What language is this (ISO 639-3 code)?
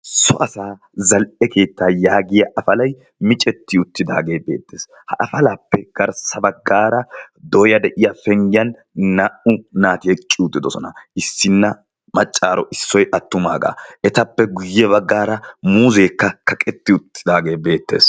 wal